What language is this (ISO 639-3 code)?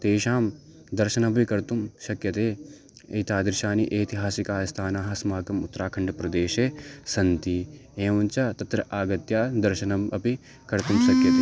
san